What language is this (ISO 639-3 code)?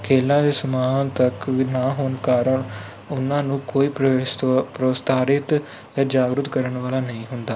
pan